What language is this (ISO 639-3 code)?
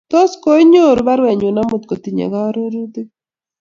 kln